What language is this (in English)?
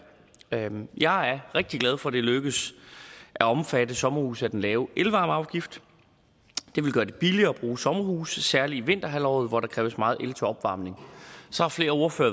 Danish